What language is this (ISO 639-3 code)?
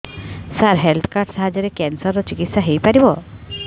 ori